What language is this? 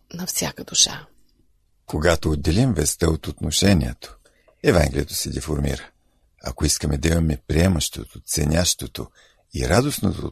Bulgarian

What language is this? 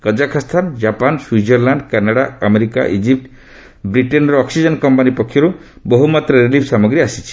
Odia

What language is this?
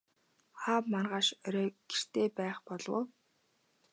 Mongolian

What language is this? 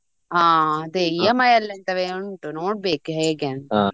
Kannada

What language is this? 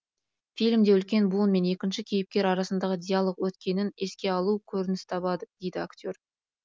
Kazakh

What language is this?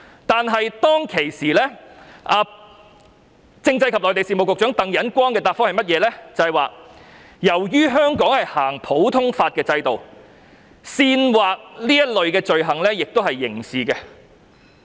Cantonese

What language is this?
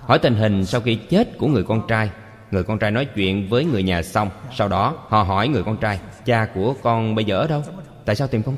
Vietnamese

